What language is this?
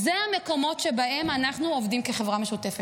Hebrew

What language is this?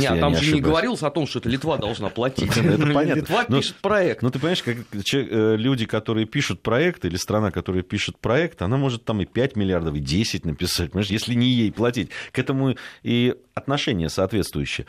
Russian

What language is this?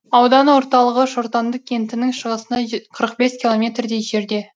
Kazakh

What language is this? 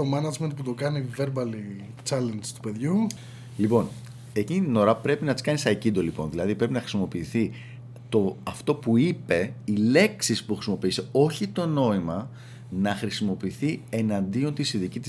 Greek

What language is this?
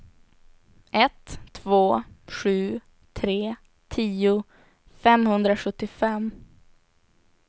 Swedish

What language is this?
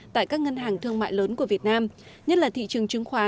Vietnamese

